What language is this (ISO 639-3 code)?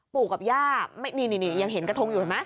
tha